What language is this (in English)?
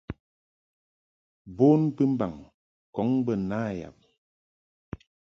Mungaka